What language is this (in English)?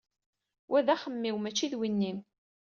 Kabyle